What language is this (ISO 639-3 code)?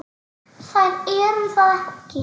isl